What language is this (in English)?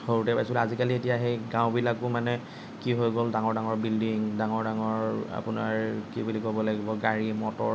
Assamese